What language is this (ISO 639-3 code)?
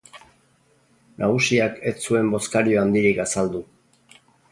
eus